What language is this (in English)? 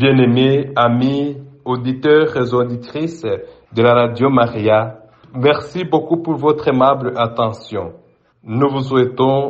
French